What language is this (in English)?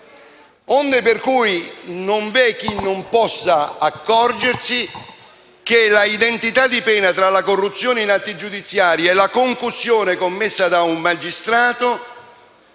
Italian